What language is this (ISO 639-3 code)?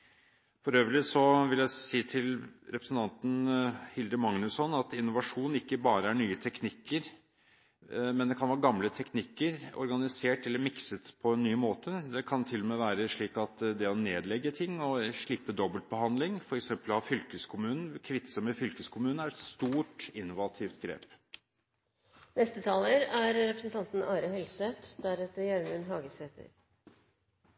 nob